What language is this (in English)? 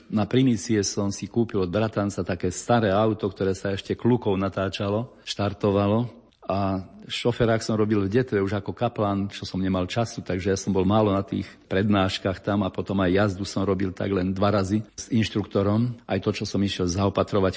Slovak